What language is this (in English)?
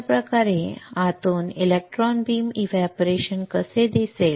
Marathi